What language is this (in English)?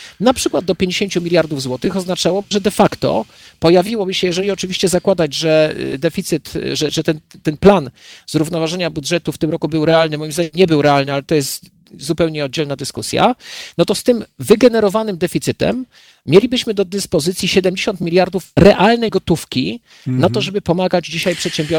Polish